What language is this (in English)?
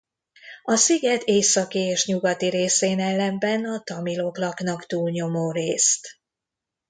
Hungarian